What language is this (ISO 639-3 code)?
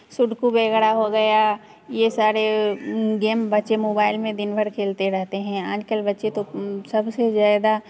hin